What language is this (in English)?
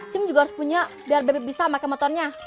Indonesian